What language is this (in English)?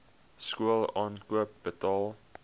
Afrikaans